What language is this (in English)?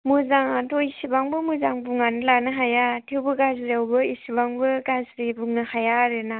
Bodo